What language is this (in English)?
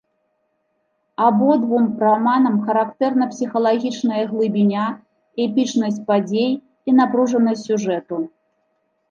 Belarusian